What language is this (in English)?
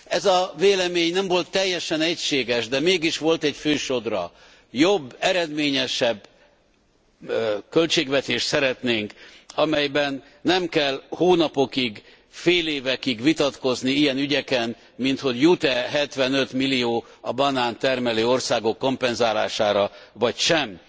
Hungarian